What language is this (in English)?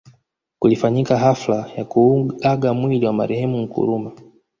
Swahili